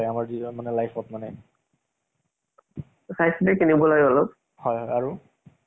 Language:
Assamese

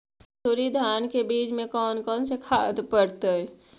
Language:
Magahi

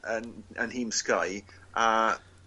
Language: Welsh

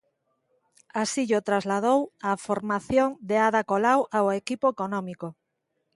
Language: Galician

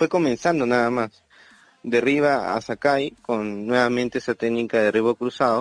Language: Spanish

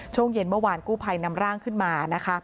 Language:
Thai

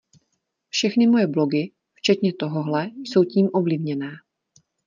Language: Czech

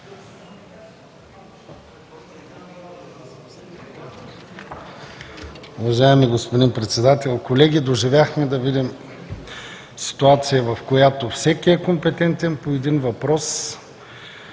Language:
Bulgarian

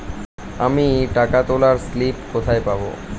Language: Bangla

